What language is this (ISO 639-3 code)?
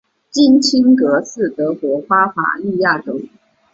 zho